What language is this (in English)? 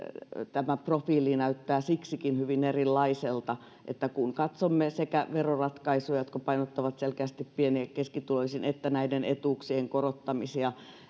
Finnish